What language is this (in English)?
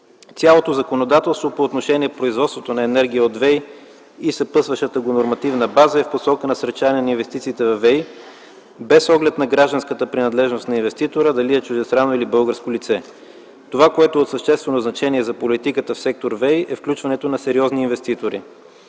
Bulgarian